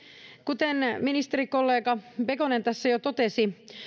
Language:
Finnish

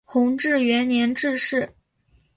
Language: Chinese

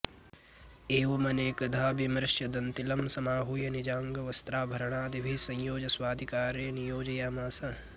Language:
Sanskrit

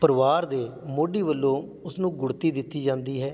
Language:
Punjabi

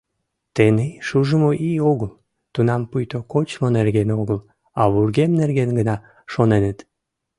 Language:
Mari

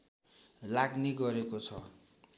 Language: Nepali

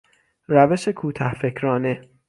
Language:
Persian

